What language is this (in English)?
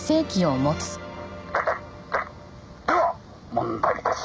Japanese